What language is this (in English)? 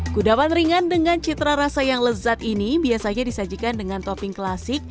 Indonesian